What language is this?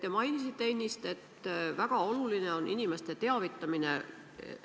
Estonian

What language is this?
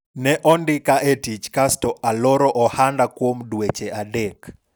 Luo (Kenya and Tanzania)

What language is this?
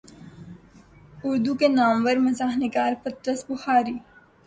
Urdu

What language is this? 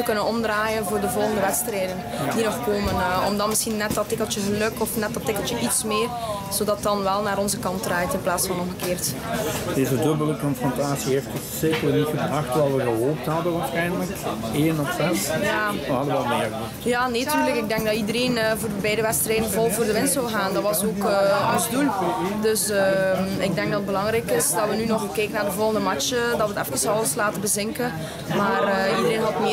Dutch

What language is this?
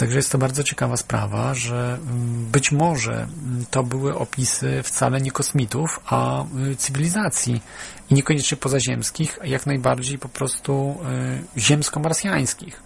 Polish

